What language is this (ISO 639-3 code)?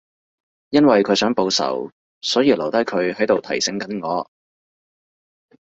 yue